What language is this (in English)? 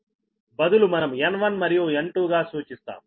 Telugu